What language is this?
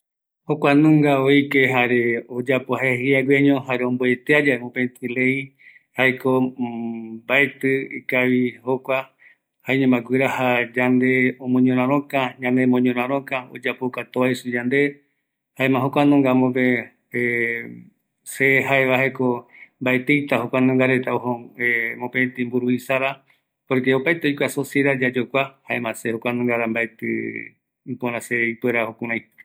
Eastern Bolivian Guaraní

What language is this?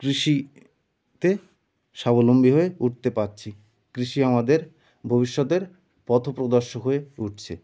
Bangla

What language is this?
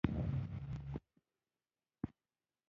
Pashto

